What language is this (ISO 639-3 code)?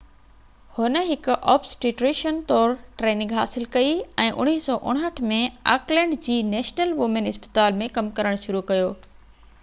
snd